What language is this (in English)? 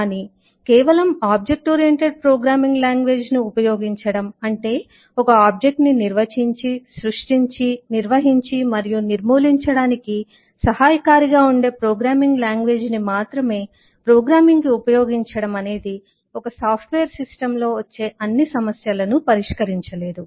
Telugu